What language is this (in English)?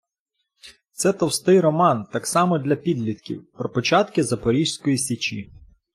Ukrainian